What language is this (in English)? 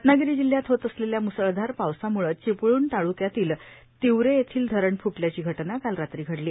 Marathi